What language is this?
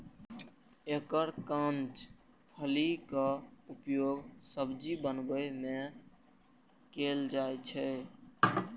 Maithili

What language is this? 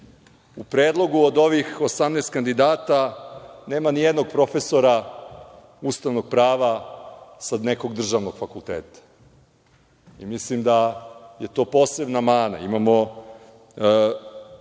Serbian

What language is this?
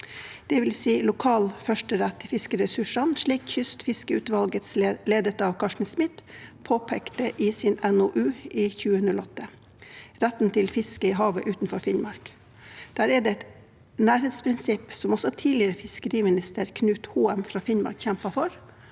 Norwegian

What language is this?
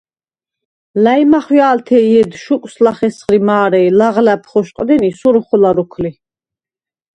Svan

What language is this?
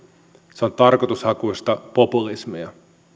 Finnish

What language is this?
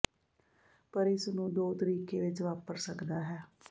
Punjabi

